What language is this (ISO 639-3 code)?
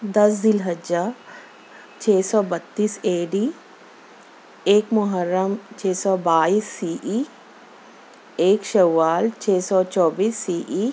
urd